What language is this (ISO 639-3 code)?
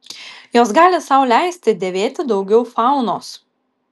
lit